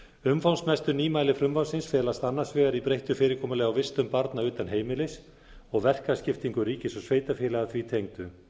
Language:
Icelandic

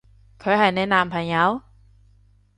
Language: Cantonese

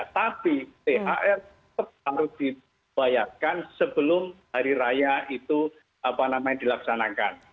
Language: Indonesian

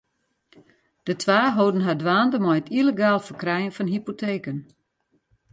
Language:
Western Frisian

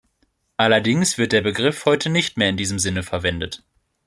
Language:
German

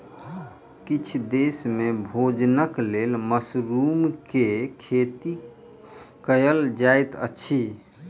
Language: Maithili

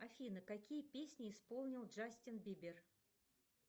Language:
Russian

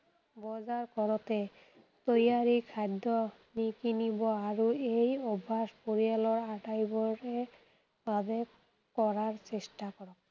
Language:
Assamese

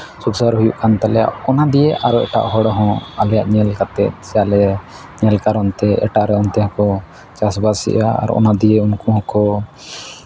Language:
Santali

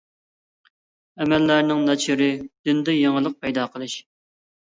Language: Uyghur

